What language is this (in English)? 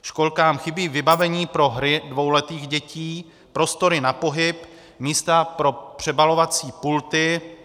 Czech